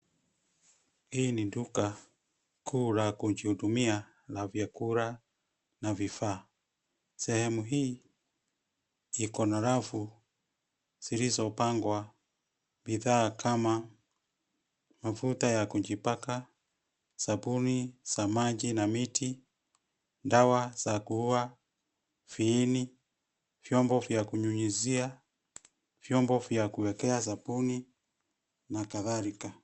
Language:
Swahili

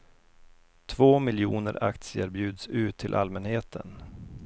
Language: Swedish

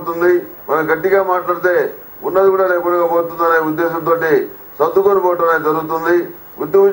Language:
Telugu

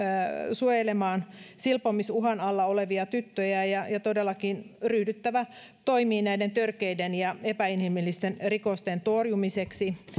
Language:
Finnish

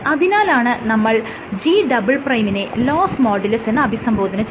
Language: Malayalam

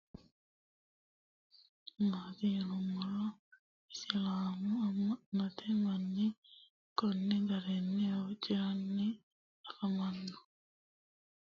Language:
Sidamo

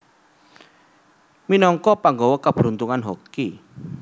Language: Javanese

